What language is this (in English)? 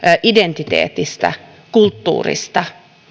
Finnish